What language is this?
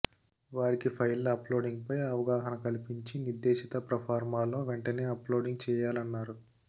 Telugu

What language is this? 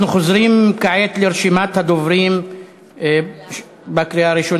Hebrew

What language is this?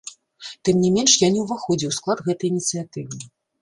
Belarusian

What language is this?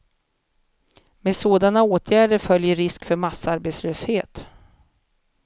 Swedish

